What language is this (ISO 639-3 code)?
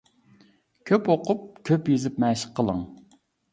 uig